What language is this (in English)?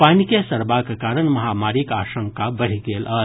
Maithili